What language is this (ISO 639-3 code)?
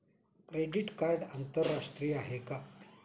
mar